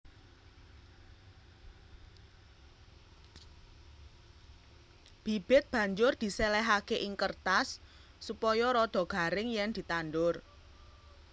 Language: Javanese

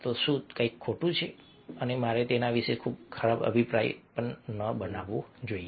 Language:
Gujarati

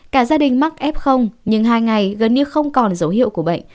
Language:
Vietnamese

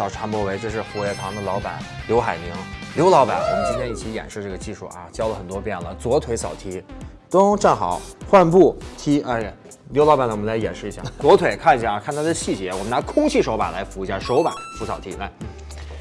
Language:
Chinese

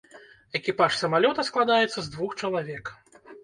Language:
Belarusian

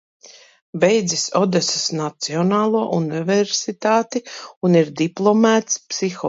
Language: Latvian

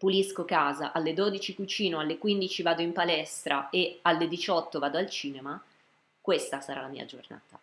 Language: Italian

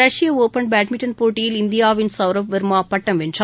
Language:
Tamil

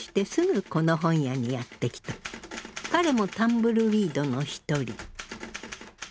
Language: Japanese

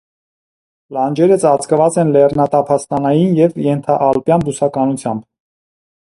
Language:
Armenian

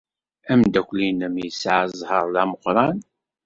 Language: Kabyle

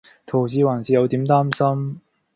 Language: Cantonese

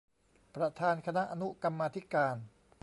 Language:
Thai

